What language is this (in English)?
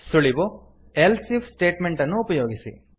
Kannada